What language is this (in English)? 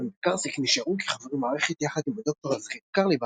Hebrew